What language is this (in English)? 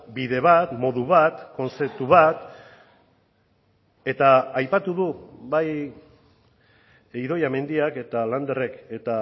Basque